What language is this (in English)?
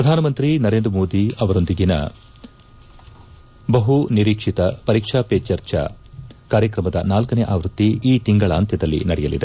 Kannada